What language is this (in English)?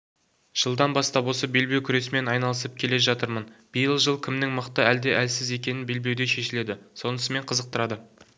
Kazakh